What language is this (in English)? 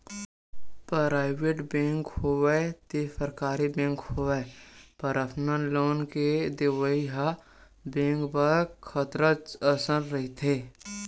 Chhattisgarhi